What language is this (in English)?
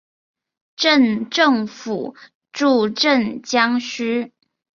Chinese